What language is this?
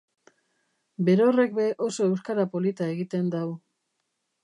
Basque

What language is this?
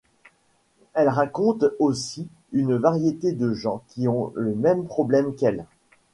French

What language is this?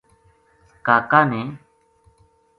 Gujari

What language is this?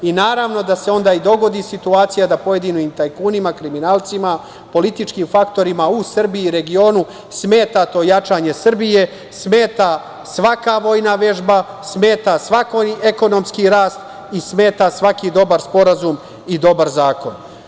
Serbian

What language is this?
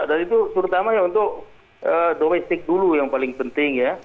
Indonesian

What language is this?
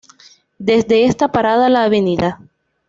Spanish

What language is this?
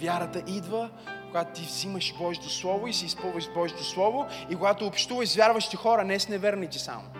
Bulgarian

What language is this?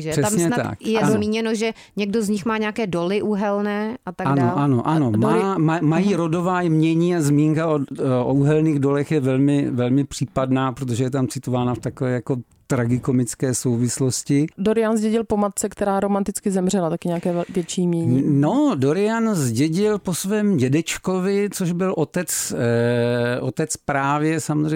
Czech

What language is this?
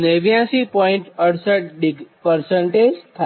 Gujarati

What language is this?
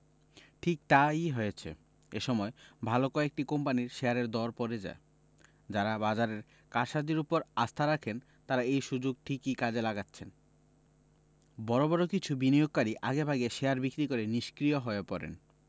Bangla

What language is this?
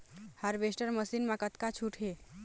Chhattisgarhi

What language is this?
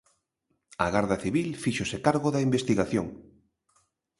Galician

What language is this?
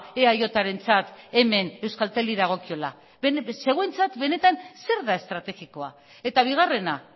Basque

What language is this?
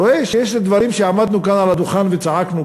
Hebrew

